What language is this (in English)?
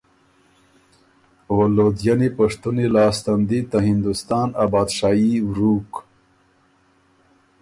Ormuri